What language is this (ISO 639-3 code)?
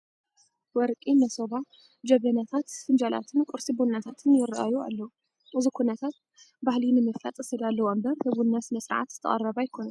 tir